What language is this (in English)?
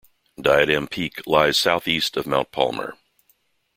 English